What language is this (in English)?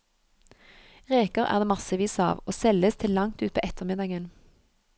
Norwegian